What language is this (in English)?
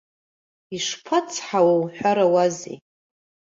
Abkhazian